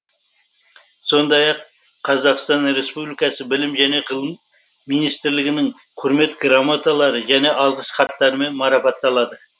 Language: Kazakh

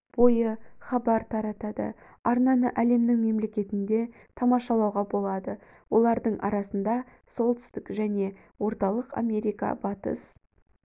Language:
Kazakh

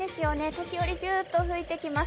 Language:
Japanese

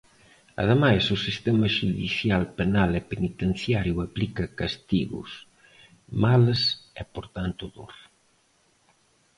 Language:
Galician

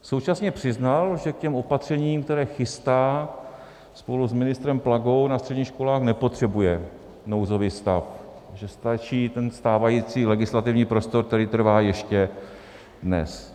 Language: Czech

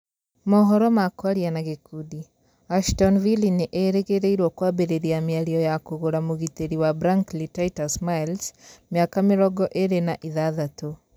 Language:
Kikuyu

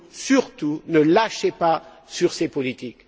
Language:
French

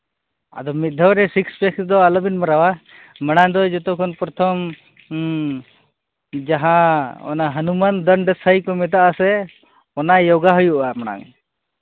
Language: Santali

